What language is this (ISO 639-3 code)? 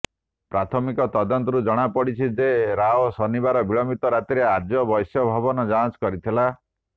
ori